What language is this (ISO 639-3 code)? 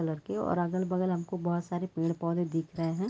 hin